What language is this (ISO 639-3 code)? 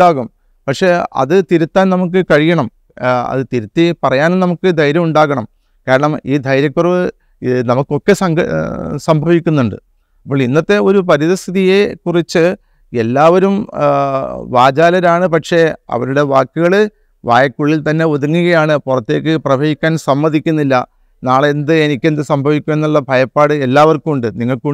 mal